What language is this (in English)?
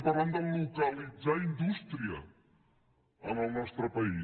Catalan